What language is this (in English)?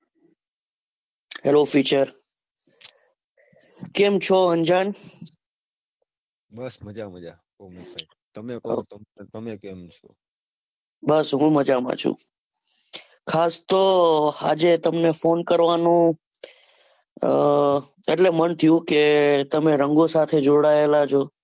Gujarati